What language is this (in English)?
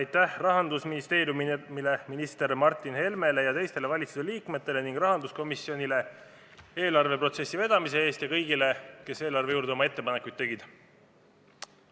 Estonian